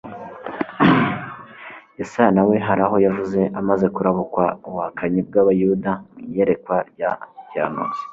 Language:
Kinyarwanda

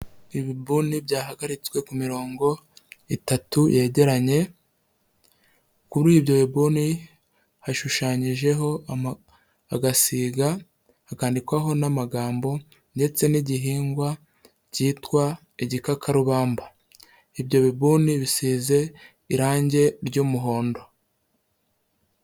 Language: Kinyarwanda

